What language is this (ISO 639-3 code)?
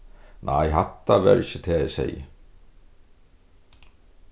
fao